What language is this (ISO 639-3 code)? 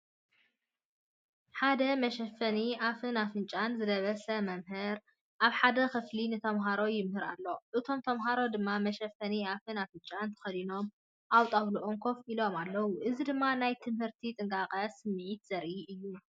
tir